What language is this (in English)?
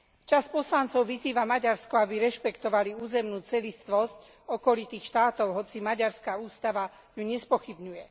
Slovak